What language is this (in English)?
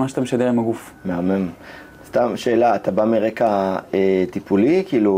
Hebrew